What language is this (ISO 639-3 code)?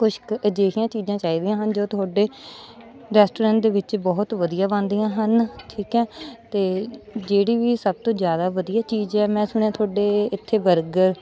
pan